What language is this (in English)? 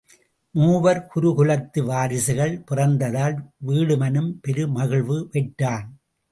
Tamil